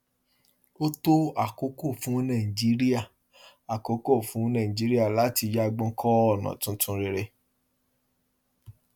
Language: Yoruba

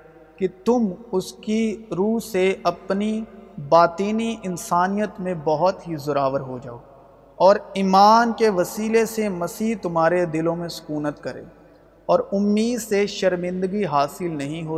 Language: Urdu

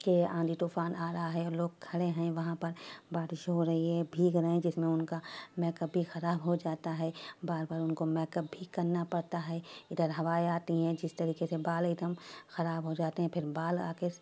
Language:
Urdu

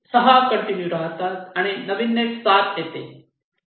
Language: Marathi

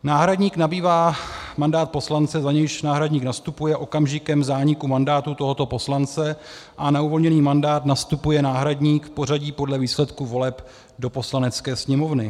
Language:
Czech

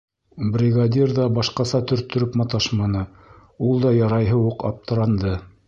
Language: Bashkir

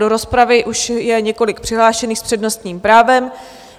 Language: Czech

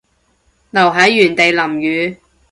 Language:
Cantonese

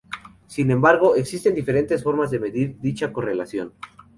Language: Spanish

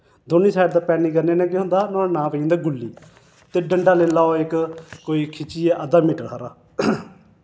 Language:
Dogri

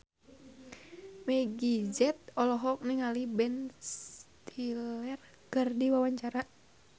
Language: Sundanese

